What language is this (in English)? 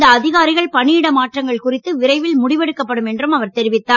Tamil